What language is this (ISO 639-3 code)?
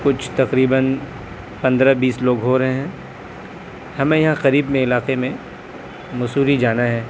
urd